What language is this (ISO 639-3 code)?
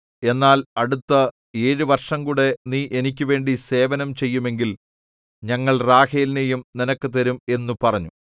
mal